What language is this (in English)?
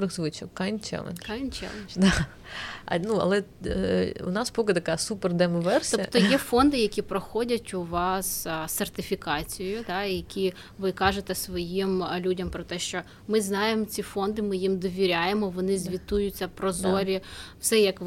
Ukrainian